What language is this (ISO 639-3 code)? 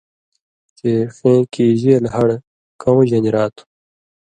mvy